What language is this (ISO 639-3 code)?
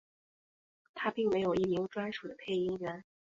zho